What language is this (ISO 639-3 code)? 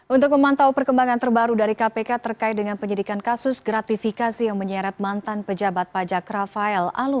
ind